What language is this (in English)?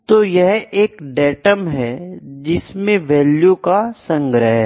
Hindi